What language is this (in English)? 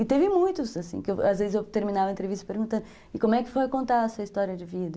Portuguese